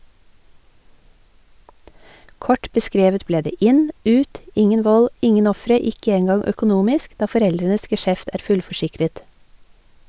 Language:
Norwegian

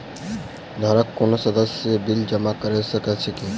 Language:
Maithili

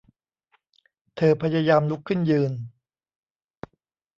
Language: Thai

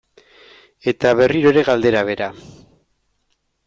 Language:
Basque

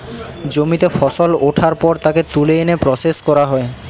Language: Bangla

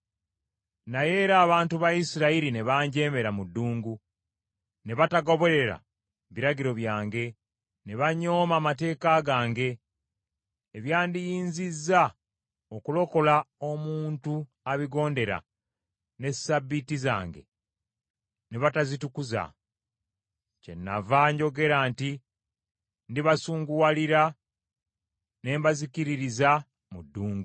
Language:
Ganda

